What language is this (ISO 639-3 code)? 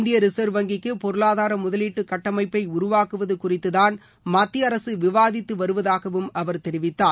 tam